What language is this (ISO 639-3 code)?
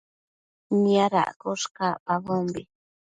mcf